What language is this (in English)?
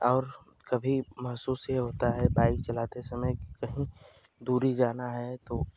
Hindi